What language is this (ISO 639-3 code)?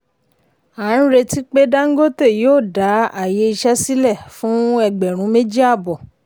yor